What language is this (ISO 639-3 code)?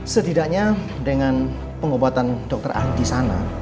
ind